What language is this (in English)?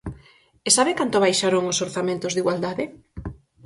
Galician